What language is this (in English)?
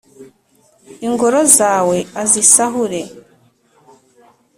Kinyarwanda